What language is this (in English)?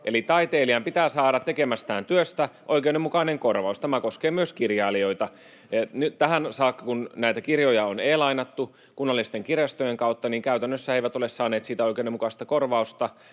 Finnish